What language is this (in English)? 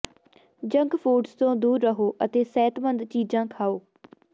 Punjabi